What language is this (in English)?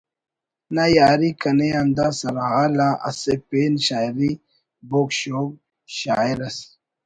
Brahui